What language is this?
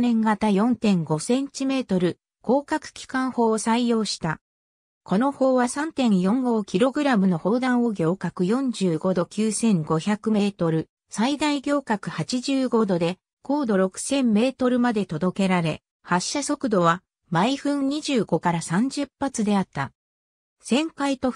Japanese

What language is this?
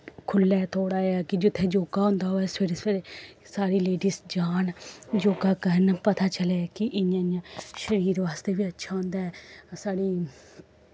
Dogri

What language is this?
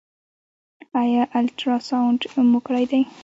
Pashto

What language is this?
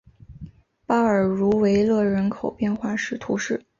Chinese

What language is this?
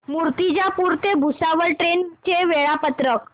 Marathi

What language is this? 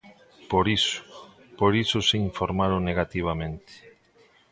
Galician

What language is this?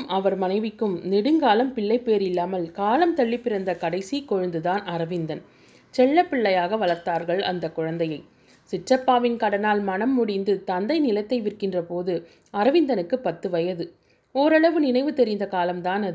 Tamil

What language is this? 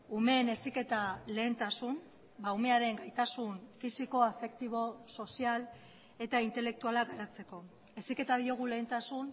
Basque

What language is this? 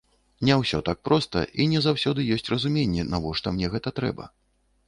Belarusian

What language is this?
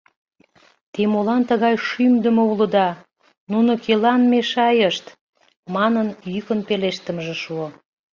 Mari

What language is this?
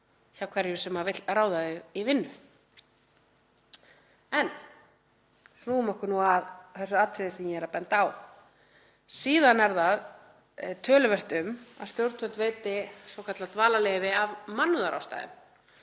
Icelandic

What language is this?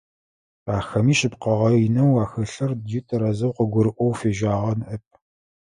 Adyghe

